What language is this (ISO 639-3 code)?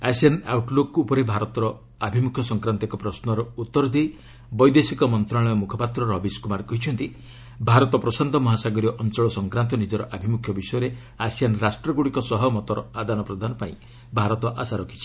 ori